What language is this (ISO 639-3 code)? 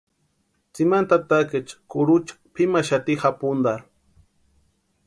pua